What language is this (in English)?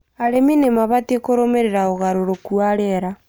Kikuyu